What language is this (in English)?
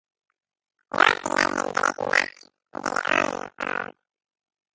Hebrew